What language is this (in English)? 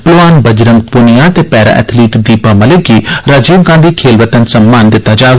Dogri